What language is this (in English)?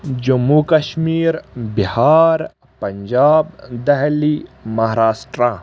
Kashmiri